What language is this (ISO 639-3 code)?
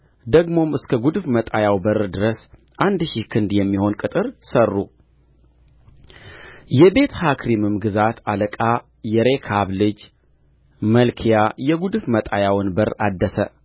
amh